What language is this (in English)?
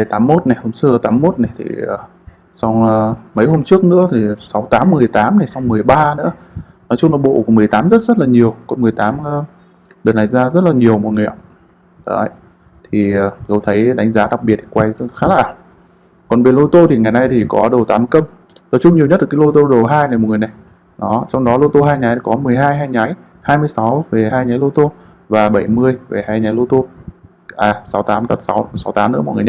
Vietnamese